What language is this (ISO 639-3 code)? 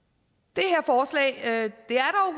dan